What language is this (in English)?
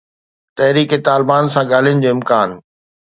Sindhi